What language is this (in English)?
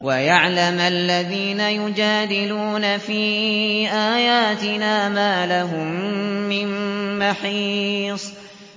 Arabic